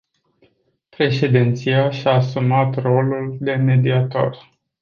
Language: Romanian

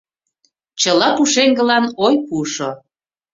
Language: Mari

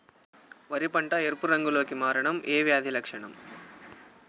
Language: Telugu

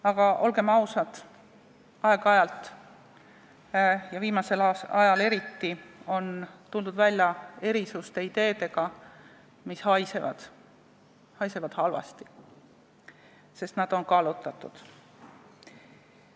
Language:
Estonian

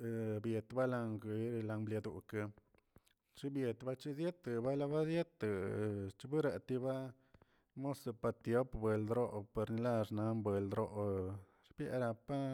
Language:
Tilquiapan Zapotec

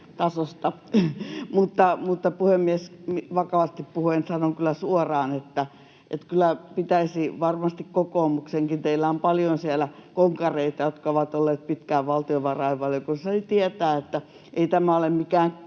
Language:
Finnish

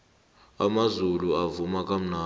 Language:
South Ndebele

